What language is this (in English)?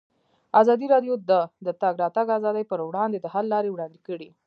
Pashto